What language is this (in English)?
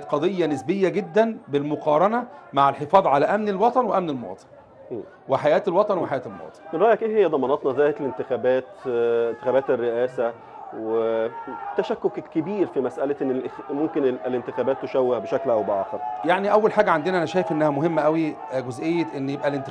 Arabic